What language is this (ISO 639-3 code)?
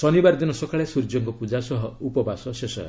ori